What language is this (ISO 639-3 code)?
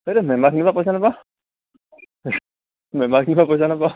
asm